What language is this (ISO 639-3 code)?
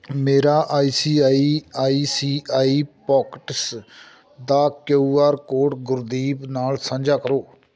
pan